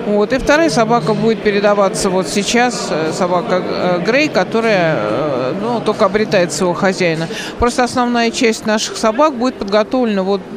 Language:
Russian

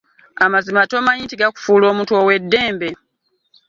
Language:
Ganda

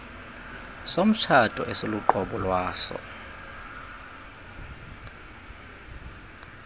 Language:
Xhosa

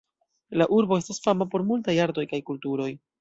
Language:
Esperanto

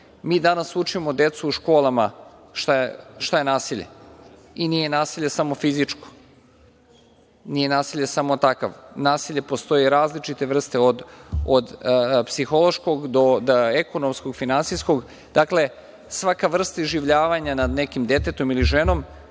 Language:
Serbian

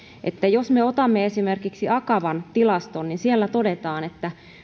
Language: Finnish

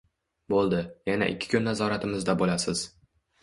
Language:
Uzbek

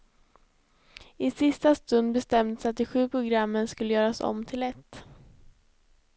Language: Swedish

